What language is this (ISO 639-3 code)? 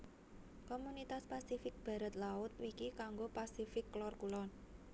jav